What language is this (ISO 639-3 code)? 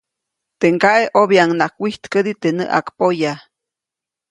zoc